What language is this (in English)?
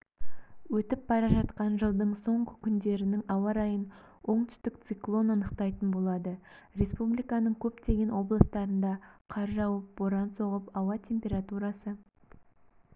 Kazakh